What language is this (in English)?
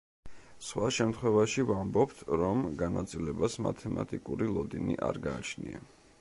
Georgian